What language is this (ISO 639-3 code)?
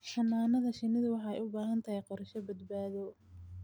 som